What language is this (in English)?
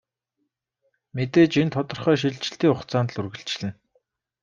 Mongolian